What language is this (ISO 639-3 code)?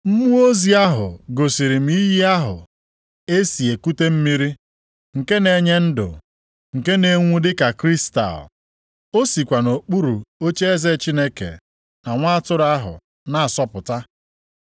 ibo